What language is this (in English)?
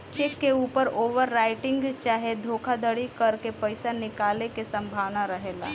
Bhojpuri